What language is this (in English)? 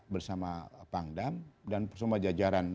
Indonesian